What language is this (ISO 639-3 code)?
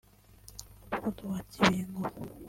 kin